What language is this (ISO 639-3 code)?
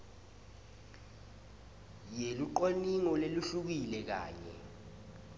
ssw